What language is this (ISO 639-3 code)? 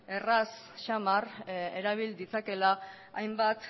eus